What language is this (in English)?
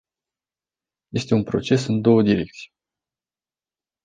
Romanian